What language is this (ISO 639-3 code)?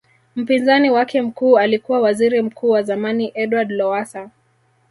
swa